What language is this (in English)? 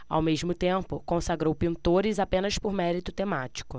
Portuguese